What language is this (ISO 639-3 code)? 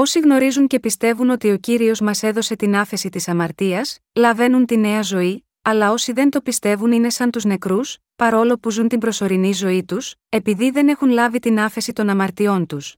ell